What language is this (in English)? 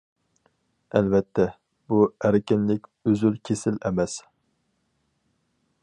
Uyghur